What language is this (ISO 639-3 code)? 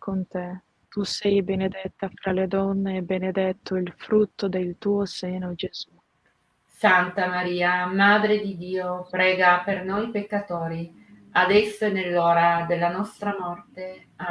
ita